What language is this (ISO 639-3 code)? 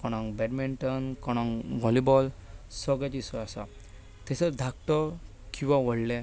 kok